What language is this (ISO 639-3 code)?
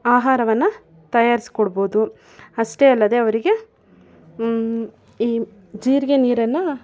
kan